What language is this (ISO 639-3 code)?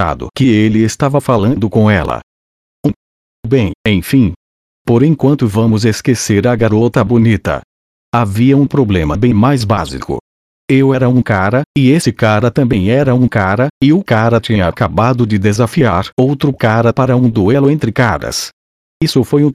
por